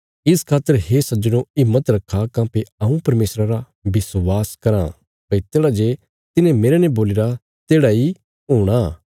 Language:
Bilaspuri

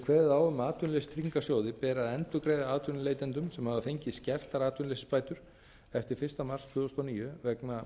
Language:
Icelandic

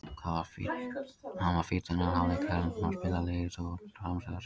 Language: Icelandic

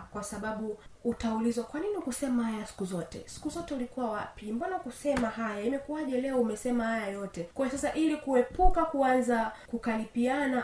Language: Swahili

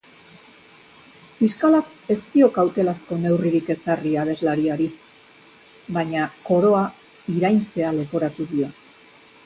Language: Basque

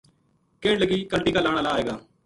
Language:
Gujari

